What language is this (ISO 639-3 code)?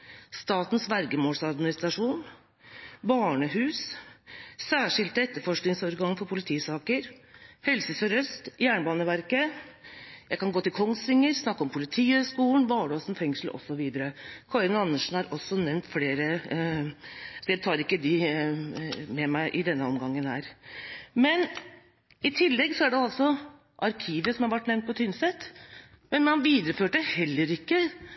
nob